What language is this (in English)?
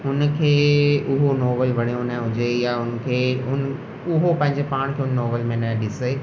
Sindhi